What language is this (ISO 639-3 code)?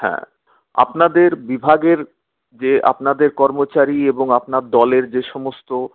ben